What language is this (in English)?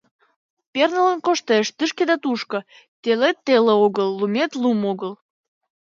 Mari